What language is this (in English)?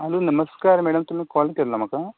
Konkani